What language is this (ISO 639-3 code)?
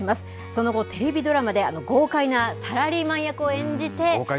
jpn